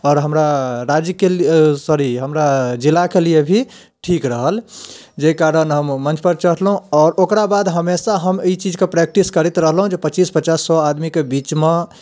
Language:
Maithili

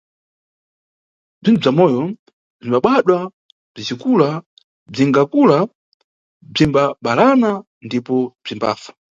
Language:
Nyungwe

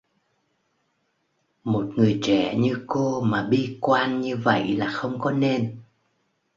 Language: Vietnamese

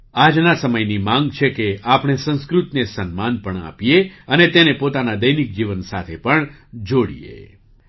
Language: Gujarati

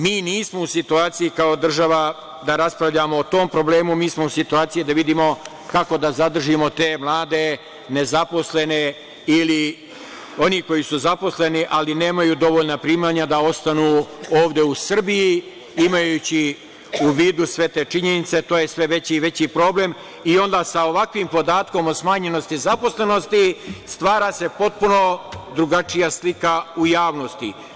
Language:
Serbian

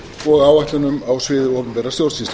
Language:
Icelandic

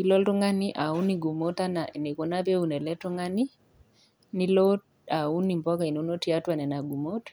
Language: Masai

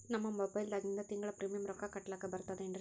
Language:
Kannada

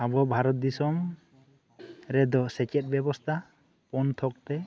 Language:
Santali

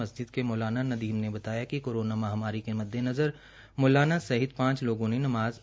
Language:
Hindi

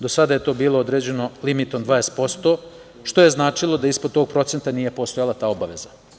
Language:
Serbian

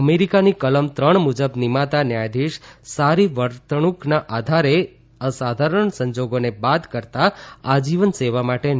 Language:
Gujarati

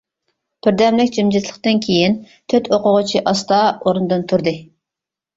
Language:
Uyghur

